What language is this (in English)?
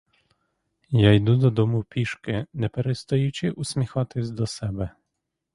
Ukrainian